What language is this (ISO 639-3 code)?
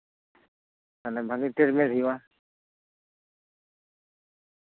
sat